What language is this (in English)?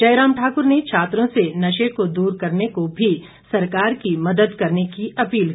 Hindi